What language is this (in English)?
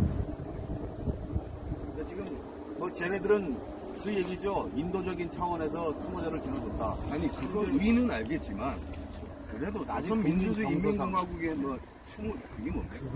Korean